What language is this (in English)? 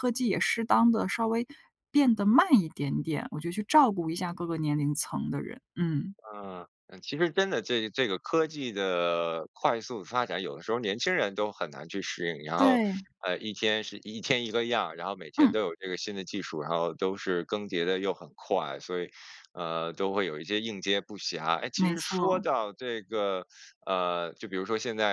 Chinese